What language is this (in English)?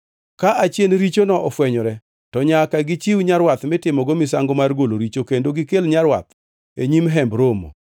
Luo (Kenya and Tanzania)